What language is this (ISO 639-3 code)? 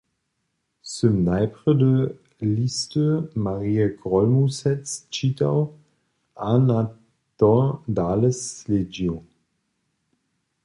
hsb